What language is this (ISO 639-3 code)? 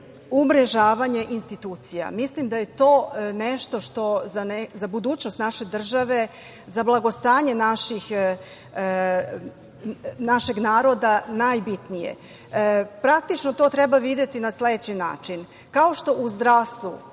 srp